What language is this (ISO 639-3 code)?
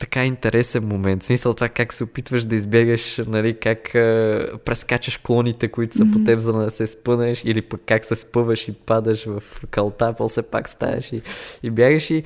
bul